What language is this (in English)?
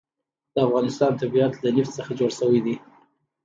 Pashto